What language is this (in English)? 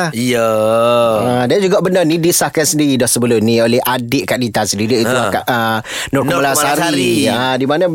Malay